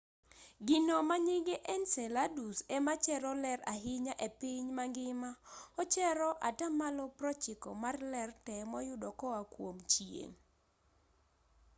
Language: Luo (Kenya and Tanzania)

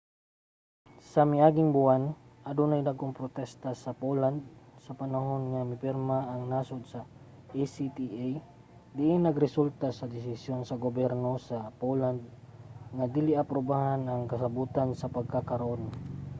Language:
Cebuano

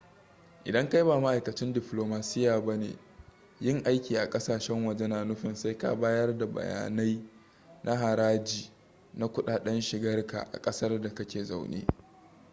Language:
Hausa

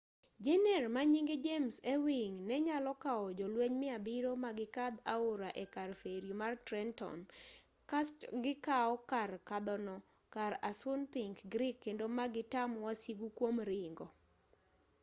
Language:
Luo (Kenya and Tanzania)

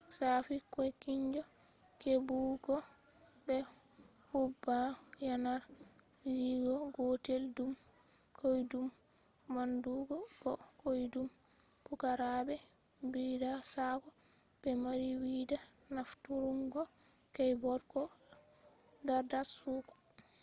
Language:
Fula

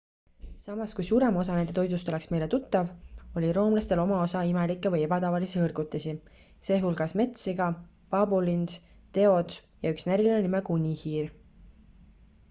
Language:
Estonian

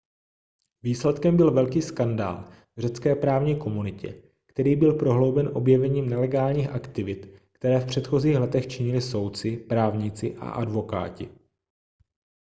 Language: Czech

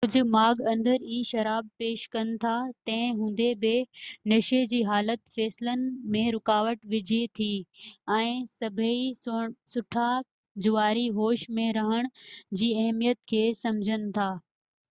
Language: Sindhi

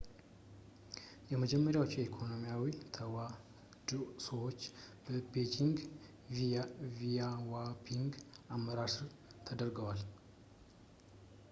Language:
Amharic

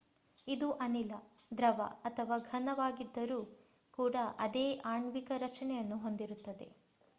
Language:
Kannada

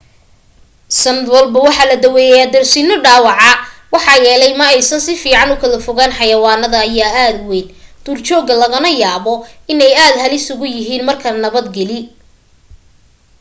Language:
Somali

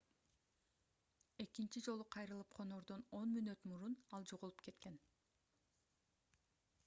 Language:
Kyrgyz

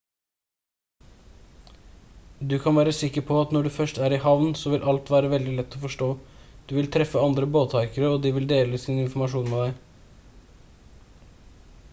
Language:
Norwegian Bokmål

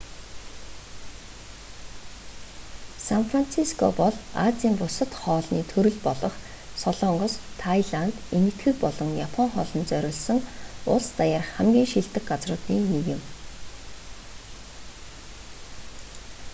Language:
Mongolian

